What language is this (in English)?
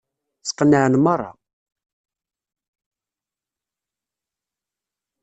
Kabyle